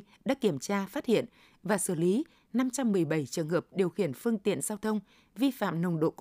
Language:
Vietnamese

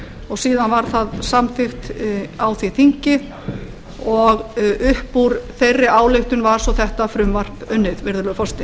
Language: Icelandic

